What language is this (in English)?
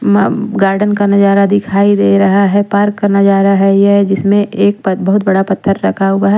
Hindi